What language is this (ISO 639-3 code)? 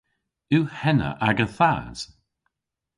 cor